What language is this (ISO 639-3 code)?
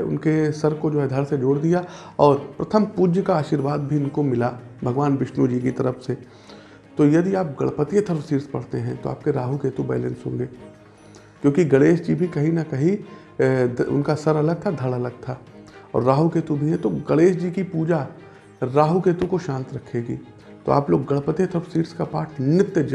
hin